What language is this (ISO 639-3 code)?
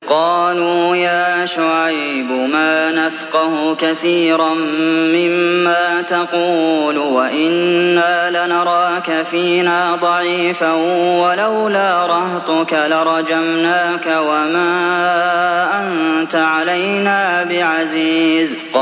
ara